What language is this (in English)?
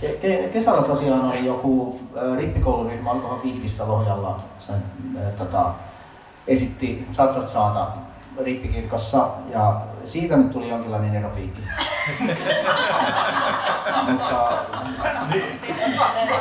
Finnish